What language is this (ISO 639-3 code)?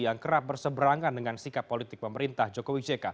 ind